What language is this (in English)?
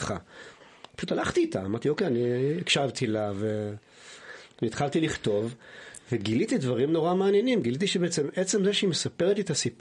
Hebrew